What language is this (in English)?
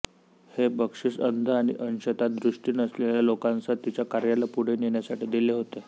Marathi